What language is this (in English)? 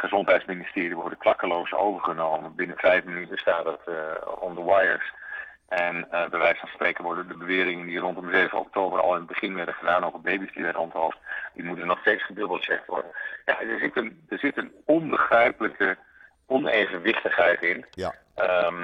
Dutch